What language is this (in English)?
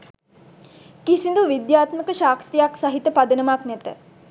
Sinhala